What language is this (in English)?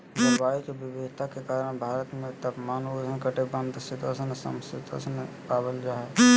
Magahi